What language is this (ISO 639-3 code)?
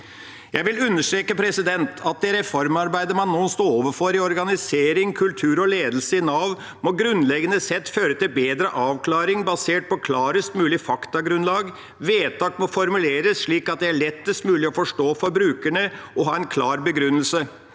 nor